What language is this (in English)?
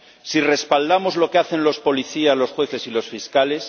Spanish